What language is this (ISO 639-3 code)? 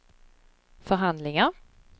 swe